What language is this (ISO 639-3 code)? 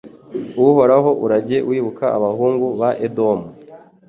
kin